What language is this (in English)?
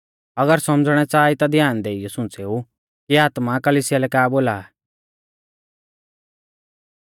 Mahasu Pahari